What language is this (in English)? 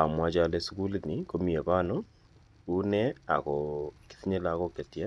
Kalenjin